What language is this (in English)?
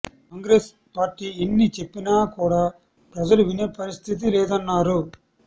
Telugu